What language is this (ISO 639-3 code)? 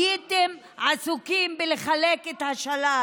heb